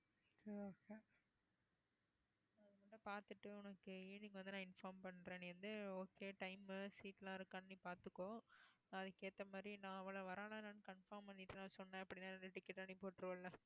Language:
Tamil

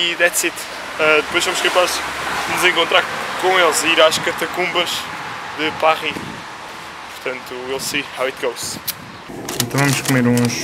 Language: Portuguese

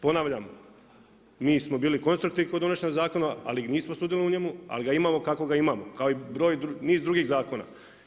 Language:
Croatian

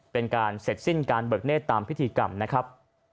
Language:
Thai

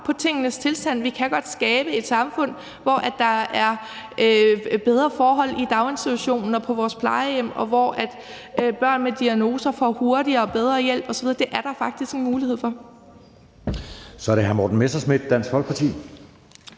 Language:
Danish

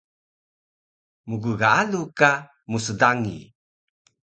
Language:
Taroko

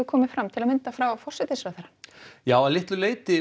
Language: Icelandic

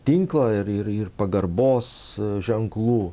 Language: Lithuanian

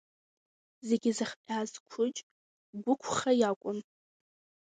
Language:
Abkhazian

